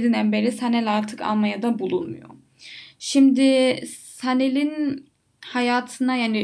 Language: Turkish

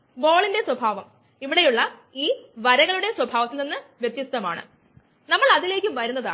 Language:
Malayalam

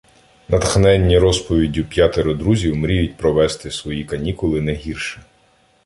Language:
Ukrainian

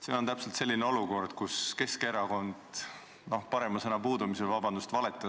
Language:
Estonian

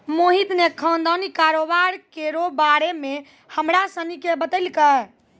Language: Maithili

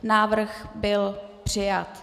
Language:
Czech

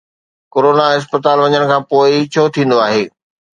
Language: Sindhi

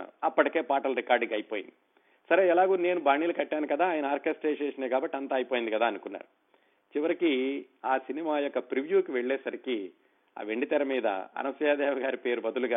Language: Telugu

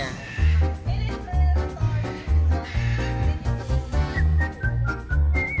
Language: Indonesian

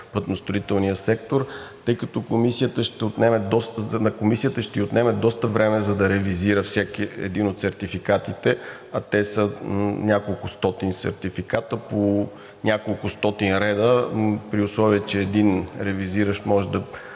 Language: Bulgarian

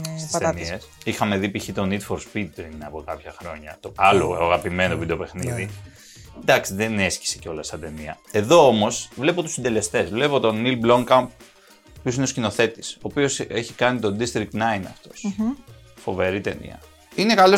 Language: Greek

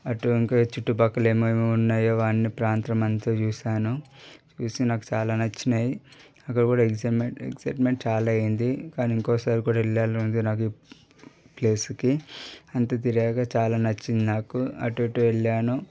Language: Telugu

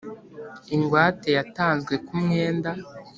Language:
Kinyarwanda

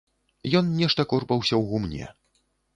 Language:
Belarusian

